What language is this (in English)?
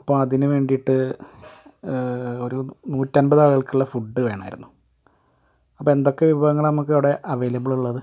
Malayalam